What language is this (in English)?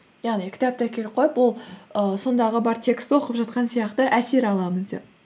Kazakh